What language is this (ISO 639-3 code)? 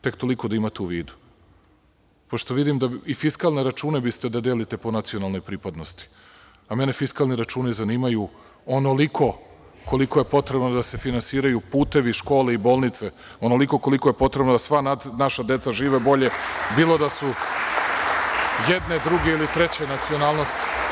srp